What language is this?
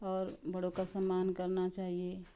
Hindi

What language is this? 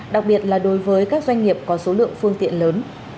Vietnamese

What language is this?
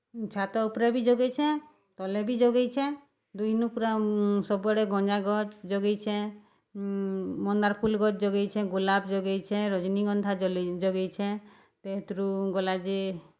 Odia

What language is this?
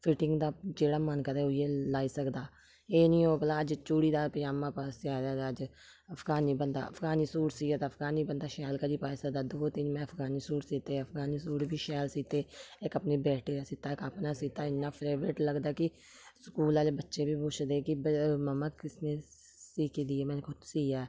Dogri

